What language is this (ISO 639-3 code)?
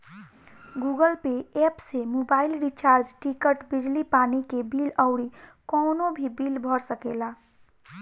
bho